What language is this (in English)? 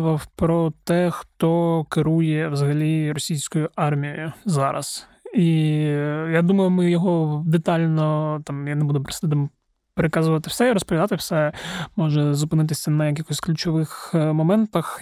Ukrainian